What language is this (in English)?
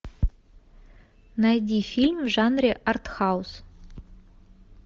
Russian